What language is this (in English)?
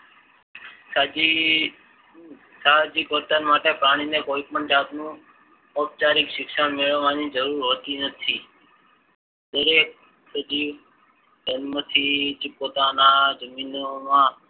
Gujarati